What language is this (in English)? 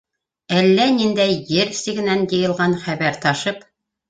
Bashkir